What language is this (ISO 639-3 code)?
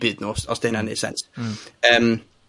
cym